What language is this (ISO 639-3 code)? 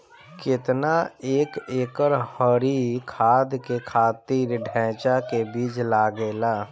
bho